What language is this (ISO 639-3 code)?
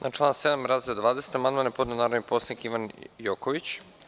srp